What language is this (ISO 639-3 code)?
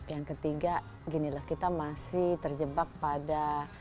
ind